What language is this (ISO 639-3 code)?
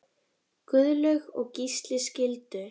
isl